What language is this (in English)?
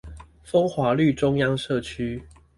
Chinese